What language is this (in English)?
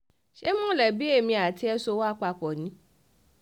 Yoruba